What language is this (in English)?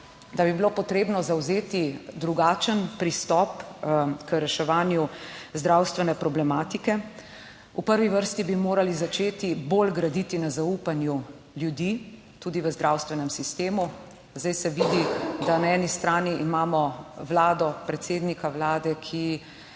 Slovenian